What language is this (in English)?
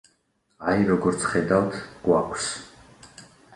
Georgian